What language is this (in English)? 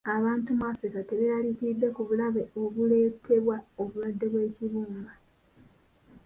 Ganda